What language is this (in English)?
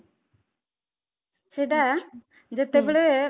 Odia